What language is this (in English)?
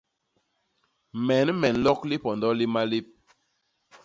Basaa